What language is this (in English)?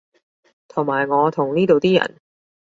Cantonese